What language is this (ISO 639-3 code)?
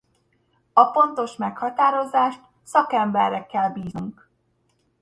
hun